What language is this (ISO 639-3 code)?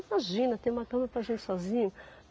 por